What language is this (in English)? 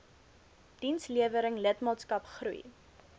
Afrikaans